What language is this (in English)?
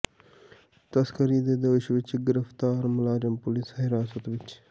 Punjabi